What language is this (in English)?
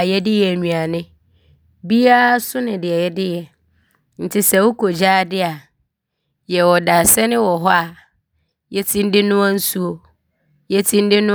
Abron